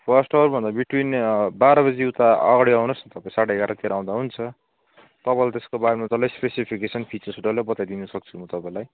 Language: Nepali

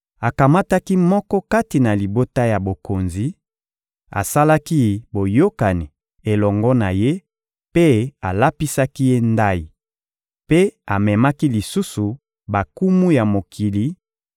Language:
Lingala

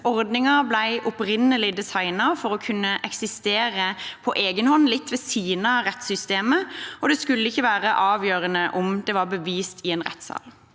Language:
Norwegian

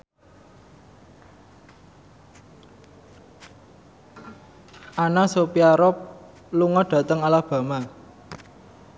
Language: Javanese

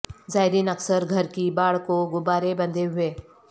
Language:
Urdu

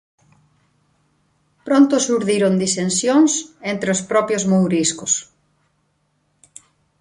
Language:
Galician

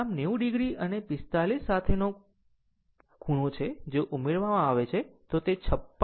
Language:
Gujarati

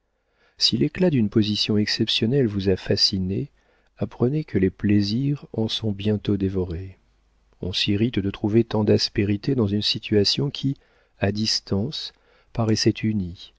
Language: French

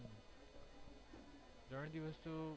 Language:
Gujarati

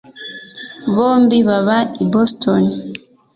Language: Kinyarwanda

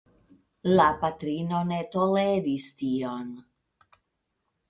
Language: Esperanto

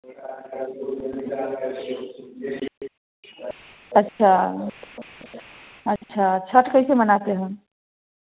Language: Hindi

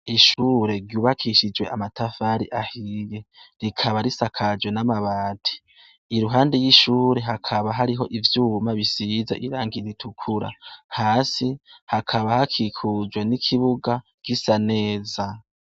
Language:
Rundi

